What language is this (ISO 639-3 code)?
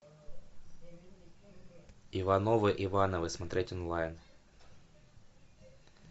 rus